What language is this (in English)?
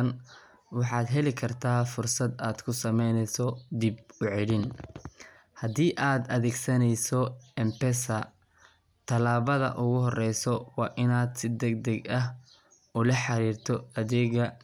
Somali